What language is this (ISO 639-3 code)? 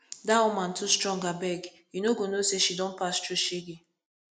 pcm